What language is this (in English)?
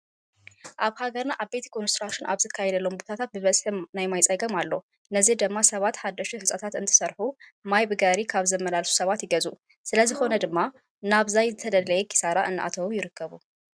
Tigrinya